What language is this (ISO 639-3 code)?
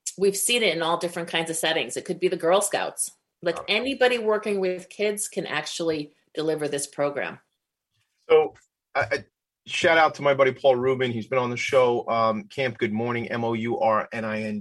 eng